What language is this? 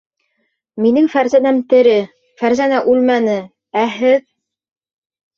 Bashkir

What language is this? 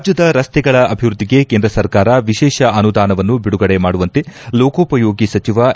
Kannada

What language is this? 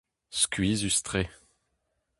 Breton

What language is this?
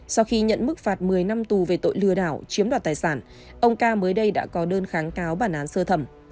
Vietnamese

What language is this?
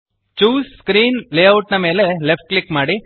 Kannada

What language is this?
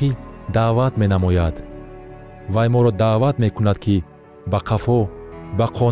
Persian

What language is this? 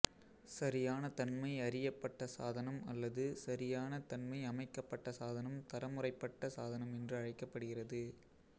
Tamil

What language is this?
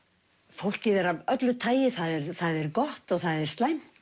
Icelandic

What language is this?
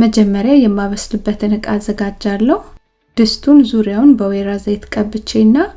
Amharic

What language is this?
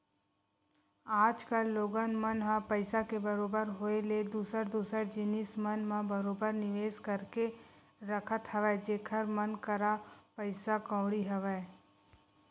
Chhattisgarhi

